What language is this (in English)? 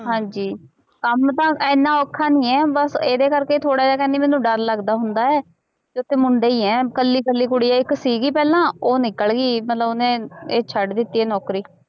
Punjabi